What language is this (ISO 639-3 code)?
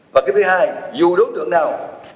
vie